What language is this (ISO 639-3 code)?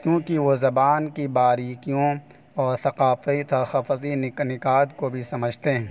urd